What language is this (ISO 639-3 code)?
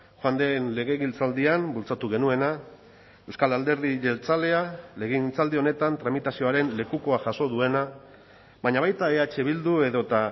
eus